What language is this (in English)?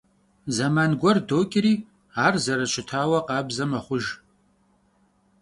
Kabardian